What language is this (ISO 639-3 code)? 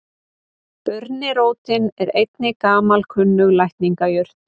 isl